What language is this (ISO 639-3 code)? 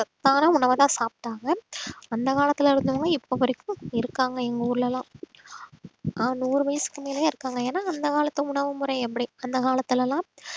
tam